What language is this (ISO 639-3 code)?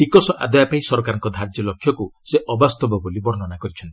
ori